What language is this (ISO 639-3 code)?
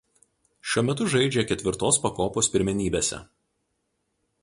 lit